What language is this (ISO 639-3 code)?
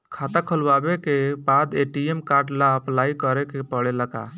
bho